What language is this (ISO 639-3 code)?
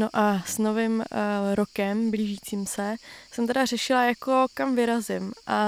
ces